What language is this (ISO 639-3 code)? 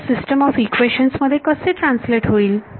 mar